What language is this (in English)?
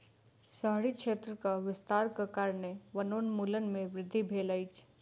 Maithili